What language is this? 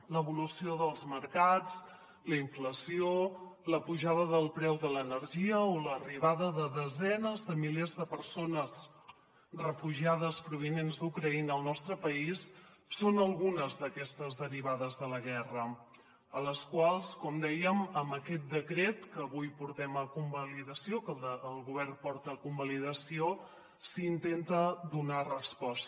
Catalan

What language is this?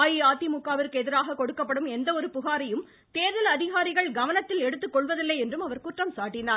Tamil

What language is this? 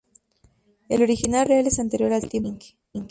Spanish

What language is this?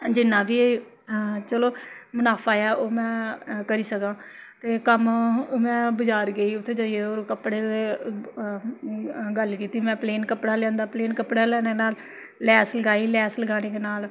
Dogri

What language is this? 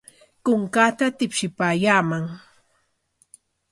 Corongo Ancash Quechua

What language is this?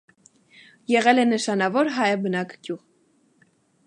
Armenian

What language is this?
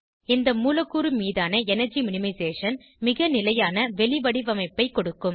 Tamil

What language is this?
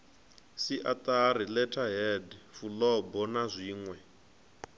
Venda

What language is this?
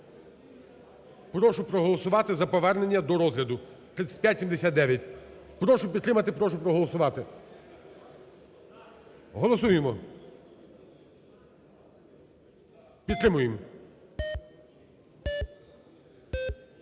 Ukrainian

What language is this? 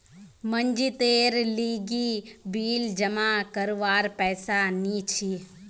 Magahi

